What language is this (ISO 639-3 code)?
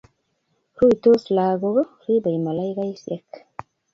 kln